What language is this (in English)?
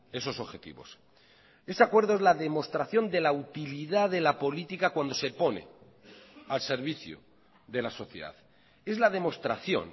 Spanish